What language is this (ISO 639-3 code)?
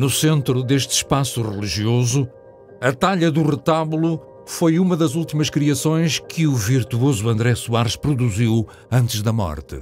por